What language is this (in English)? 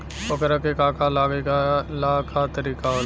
Bhojpuri